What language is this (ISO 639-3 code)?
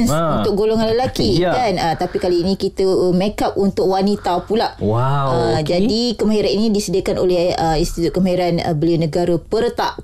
msa